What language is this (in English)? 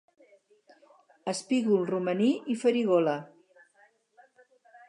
Catalan